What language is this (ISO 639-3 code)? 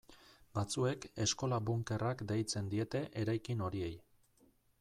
eus